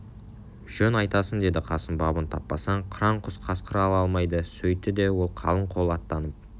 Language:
Kazakh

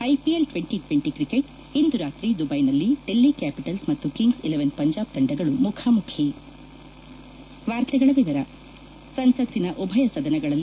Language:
Kannada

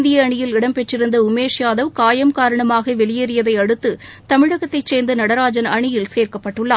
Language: Tamil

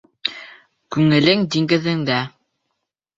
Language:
Bashkir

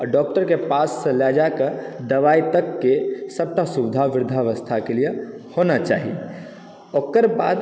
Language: Maithili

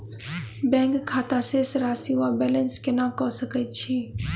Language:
Maithili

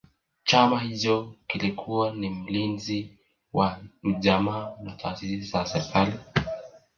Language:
Swahili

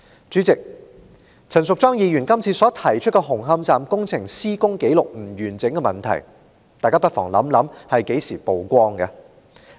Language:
Cantonese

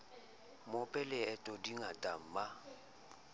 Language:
Southern Sotho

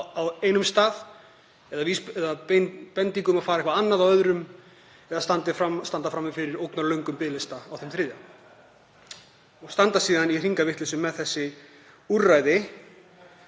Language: Icelandic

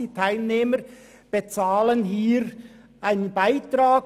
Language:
Swiss German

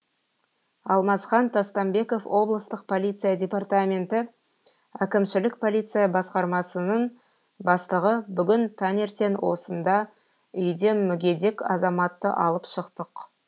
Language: Kazakh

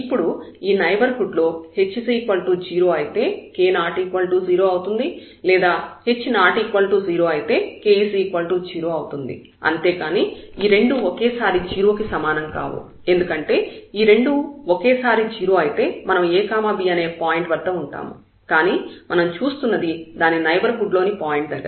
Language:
Telugu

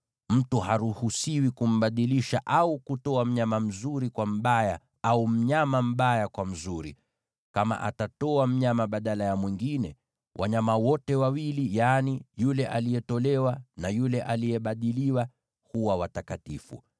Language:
Swahili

